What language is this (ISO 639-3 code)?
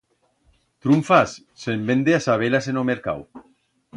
arg